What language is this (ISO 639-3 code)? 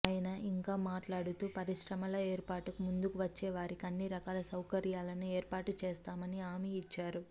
tel